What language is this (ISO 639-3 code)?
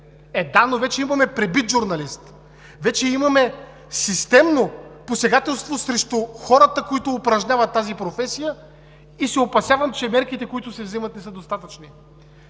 bul